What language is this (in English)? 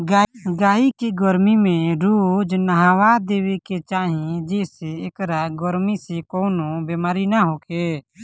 Bhojpuri